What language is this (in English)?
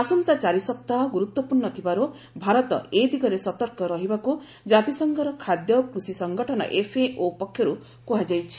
Odia